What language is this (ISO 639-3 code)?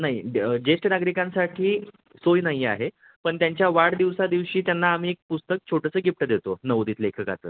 mar